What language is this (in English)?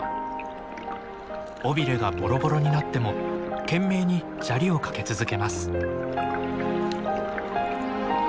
Japanese